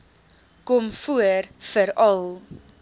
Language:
Afrikaans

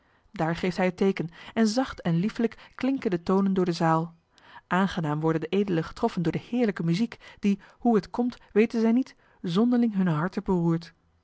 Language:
Dutch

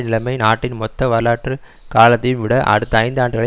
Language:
Tamil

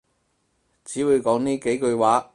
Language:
Cantonese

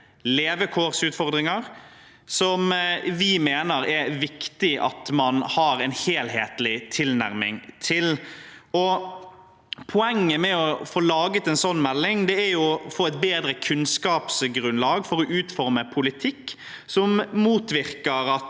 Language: Norwegian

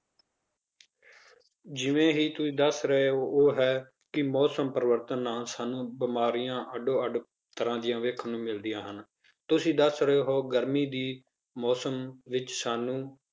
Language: Punjabi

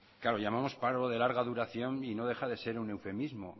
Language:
Spanish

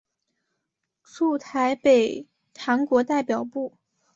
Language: Chinese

